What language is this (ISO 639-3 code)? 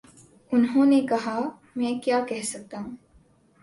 urd